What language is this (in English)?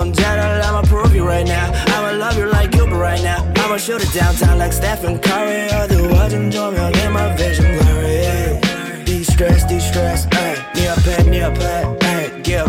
Korean